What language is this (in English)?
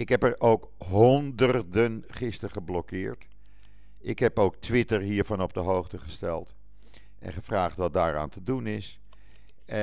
Dutch